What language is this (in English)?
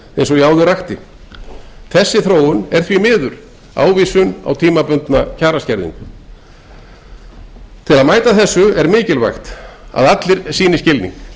Icelandic